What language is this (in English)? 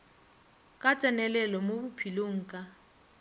Northern Sotho